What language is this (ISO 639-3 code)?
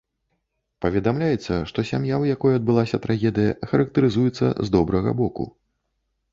bel